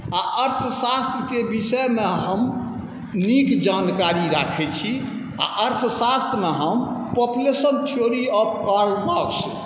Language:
Maithili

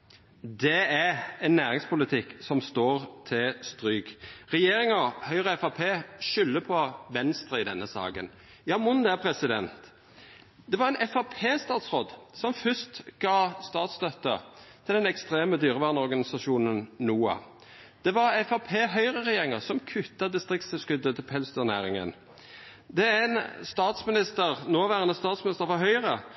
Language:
Norwegian Nynorsk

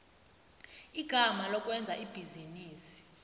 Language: South Ndebele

